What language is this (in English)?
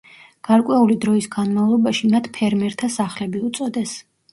Georgian